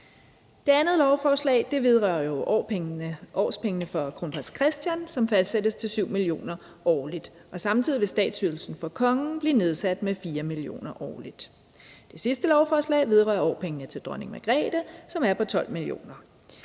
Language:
Danish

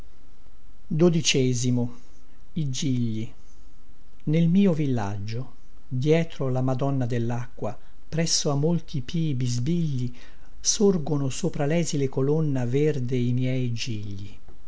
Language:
Italian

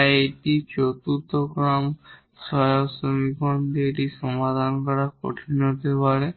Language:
Bangla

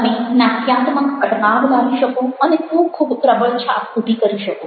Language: Gujarati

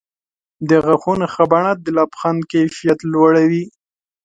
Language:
Pashto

